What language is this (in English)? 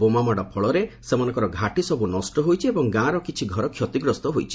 Odia